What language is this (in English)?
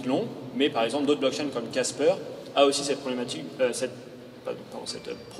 French